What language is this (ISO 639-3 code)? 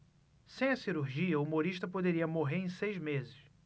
por